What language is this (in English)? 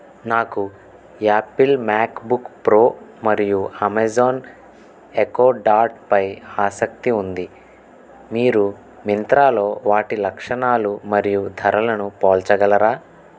Telugu